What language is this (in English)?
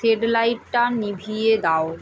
Bangla